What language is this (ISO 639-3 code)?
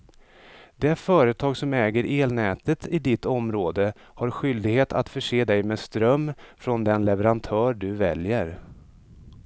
swe